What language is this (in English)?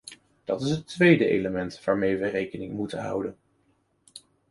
Dutch